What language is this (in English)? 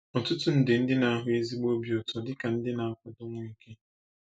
Igbo